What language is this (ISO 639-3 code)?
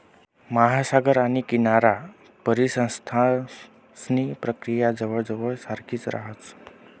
mar